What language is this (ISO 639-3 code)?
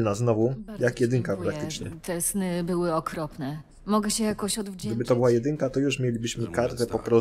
pol